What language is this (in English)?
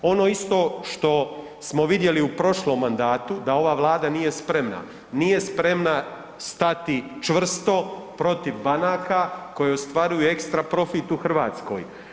Croatian